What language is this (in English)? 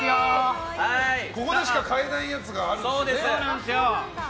Japanese